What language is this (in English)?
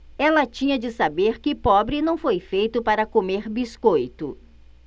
Portuguese